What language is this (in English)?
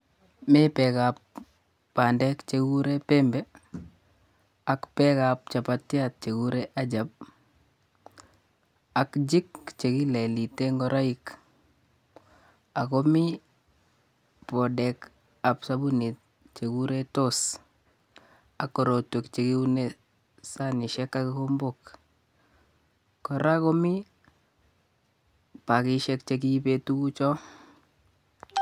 Kalenjin